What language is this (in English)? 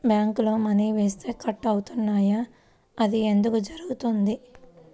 Telugu